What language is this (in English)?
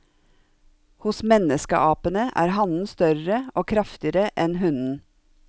Norwegian